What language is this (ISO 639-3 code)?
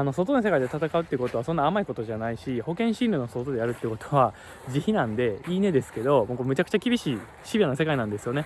jpn